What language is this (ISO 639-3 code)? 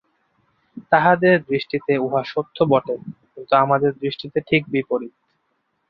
ben